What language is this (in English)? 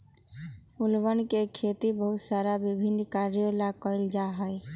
Magahi